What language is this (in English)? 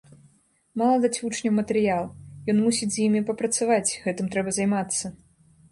Belarusian